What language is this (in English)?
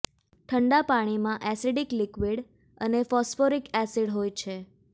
Gujarati